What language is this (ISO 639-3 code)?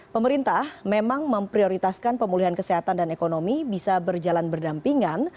ind